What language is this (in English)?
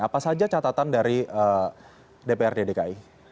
Indonesian